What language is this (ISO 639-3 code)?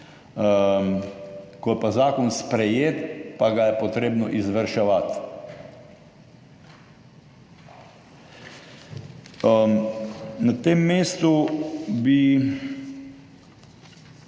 slv